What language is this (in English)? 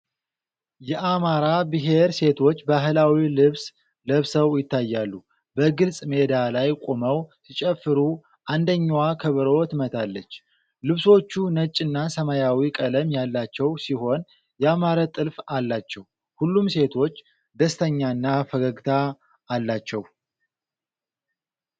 Amharic